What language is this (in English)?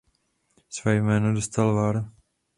Czech